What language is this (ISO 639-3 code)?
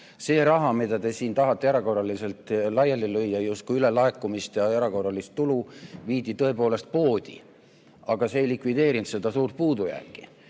est